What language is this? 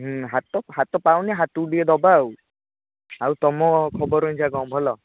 Odia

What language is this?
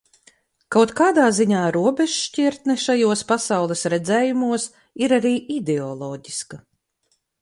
Latvian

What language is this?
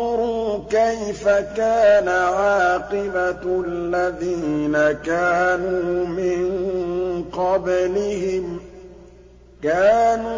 Arabic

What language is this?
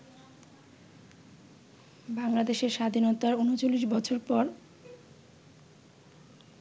Bangla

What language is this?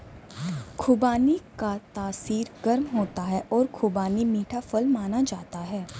Hindi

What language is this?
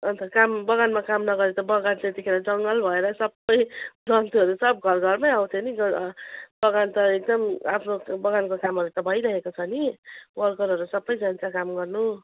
Nepali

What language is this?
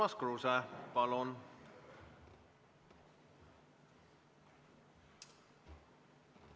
Estonian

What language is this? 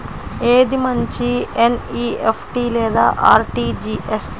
Telugu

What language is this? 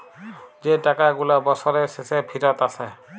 Bangla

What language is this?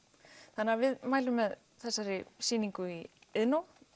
Icelandic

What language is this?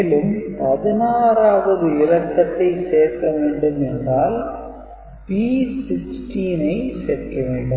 Tamil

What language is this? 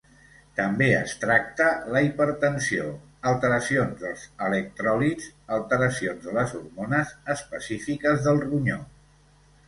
Catalan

